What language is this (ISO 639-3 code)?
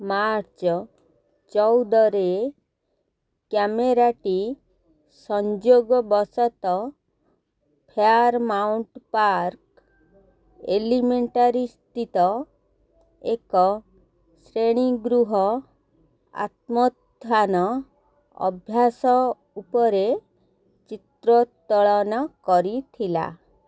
ori